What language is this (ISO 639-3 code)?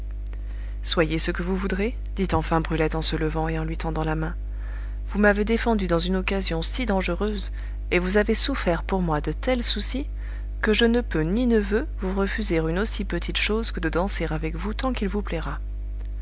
fra